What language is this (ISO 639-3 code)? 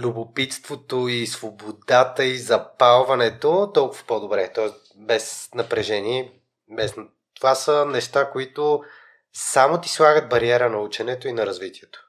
bul